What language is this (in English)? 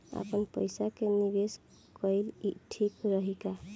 Bhojpuri